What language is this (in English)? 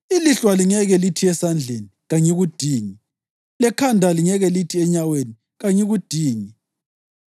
North Ndebele